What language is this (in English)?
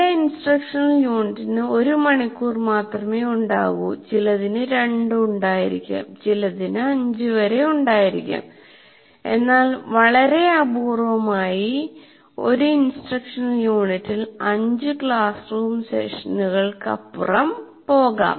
Malayalam